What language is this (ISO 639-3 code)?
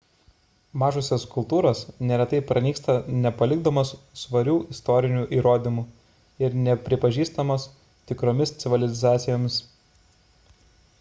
lit